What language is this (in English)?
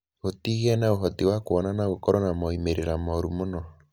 Kikuyu